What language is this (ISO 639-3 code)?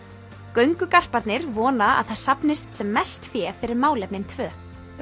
isl